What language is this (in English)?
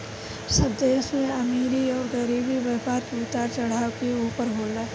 Bhojpuri